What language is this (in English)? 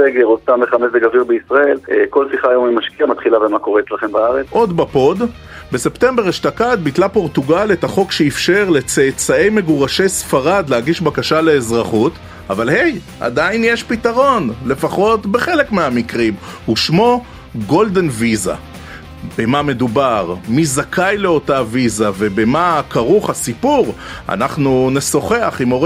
Hebrew